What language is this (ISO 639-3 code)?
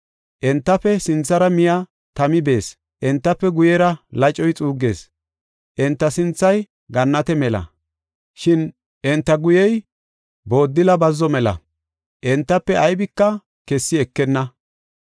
gof